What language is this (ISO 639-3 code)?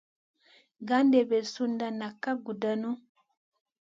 mcn